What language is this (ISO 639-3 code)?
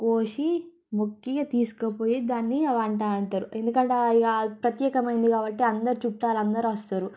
tel